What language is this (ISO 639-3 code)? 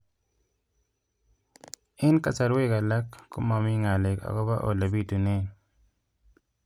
kln